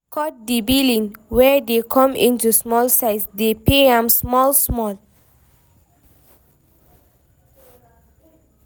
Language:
Nigerian Pidgin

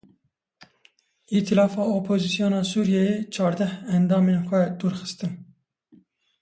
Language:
Kurdish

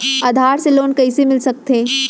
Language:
Chhattisgarhi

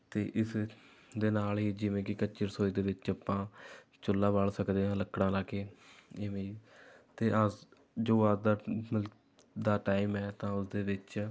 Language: Punjabi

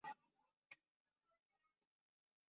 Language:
Chinese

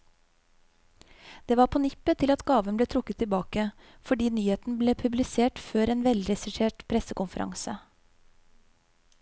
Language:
Norwegian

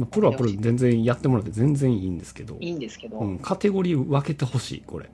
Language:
Japanese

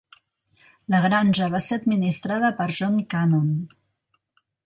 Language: Catalan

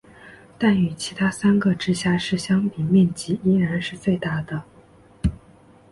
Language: Chinese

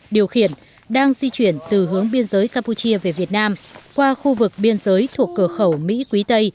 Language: Vietnamese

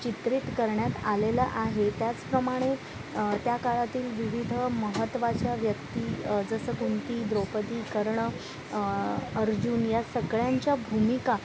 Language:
Marathi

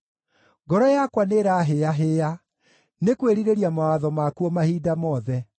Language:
Kikuyu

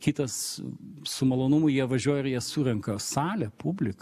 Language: Lithuanian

